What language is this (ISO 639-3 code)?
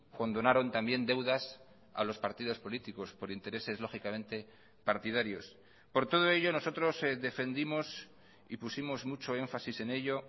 spa